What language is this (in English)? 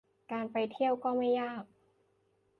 Thai